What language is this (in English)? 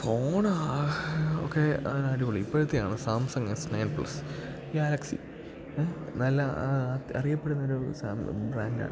Malayalam